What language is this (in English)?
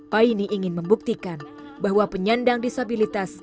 Indonesian